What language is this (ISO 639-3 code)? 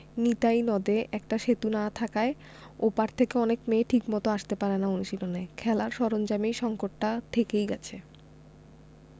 ben